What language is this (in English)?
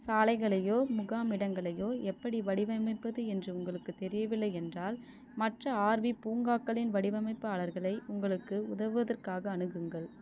Tamil